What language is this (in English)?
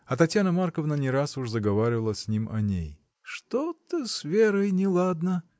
Russian